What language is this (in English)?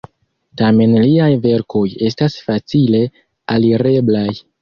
Esperanto